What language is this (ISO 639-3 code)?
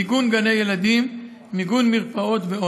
heb